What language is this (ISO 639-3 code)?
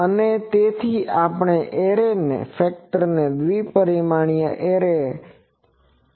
guj